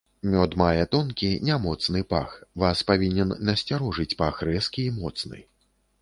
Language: Belarusian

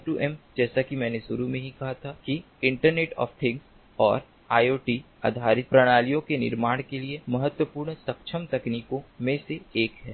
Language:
Hindi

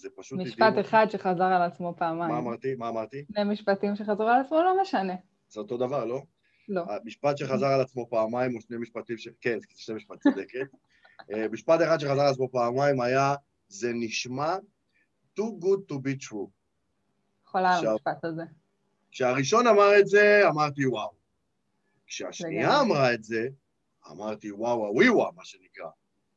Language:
Hebrew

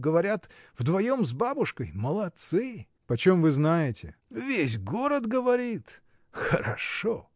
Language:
Russian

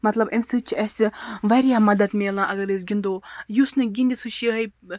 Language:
Kashmiri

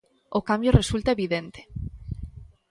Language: Galician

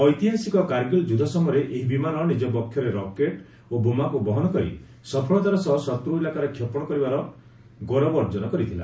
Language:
Odia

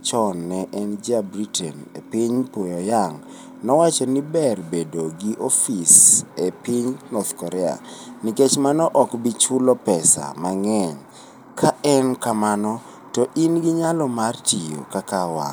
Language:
Luo (Kenya and Tanzania)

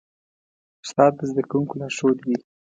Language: Pashto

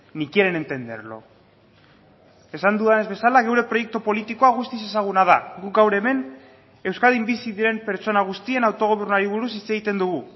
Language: Basque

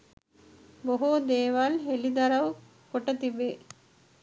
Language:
Sinhala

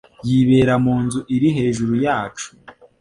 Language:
Kinyarwanda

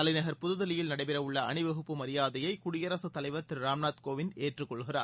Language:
Tamil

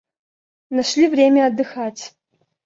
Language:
Russian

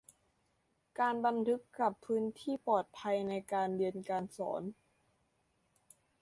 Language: Thai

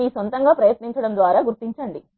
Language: Telugu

